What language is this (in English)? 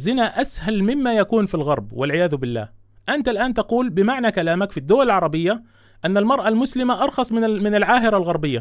Arabic